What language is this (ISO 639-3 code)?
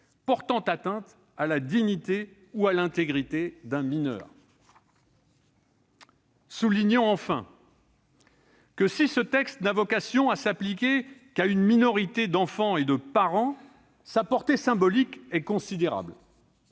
fra